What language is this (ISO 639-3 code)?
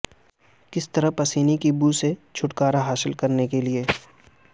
urd